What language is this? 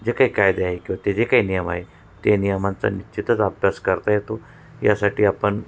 Marathi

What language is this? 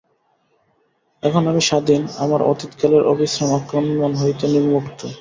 Bangla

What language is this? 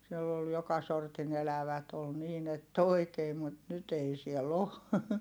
Finnish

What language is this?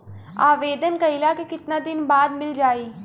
Bhojpuri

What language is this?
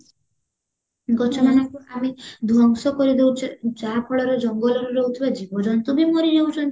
Odia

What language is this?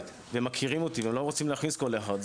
Hebrew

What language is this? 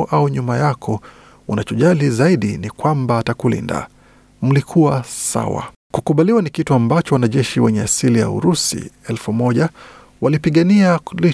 Swahili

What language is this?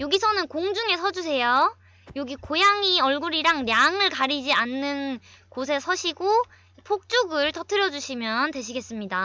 Korean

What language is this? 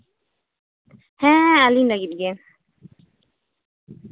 Santali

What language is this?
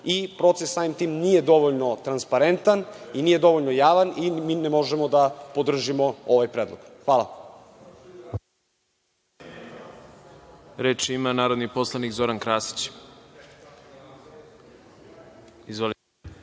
Serbian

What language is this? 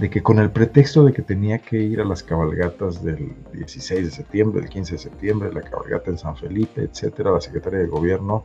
Spanish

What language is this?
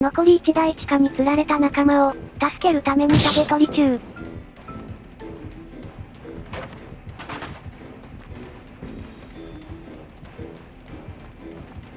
Japanese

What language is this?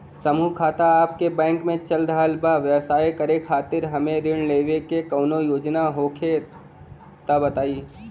Bhojpuri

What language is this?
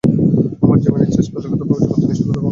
Bangla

